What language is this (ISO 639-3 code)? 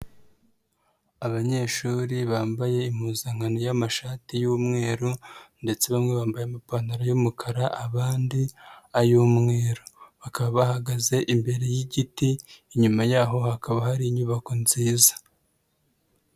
kin